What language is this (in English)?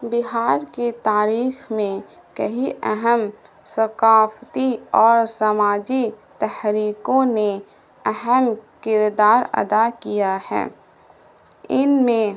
Urdu